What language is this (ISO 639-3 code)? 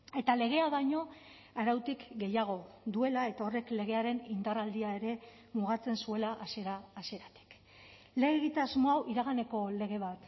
eus